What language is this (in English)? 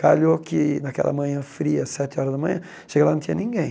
Portuguese